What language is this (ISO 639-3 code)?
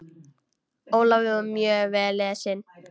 isl